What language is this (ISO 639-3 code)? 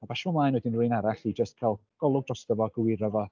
cym